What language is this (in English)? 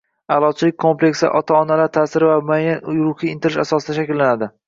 Uzbek